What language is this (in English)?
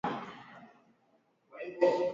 Swahili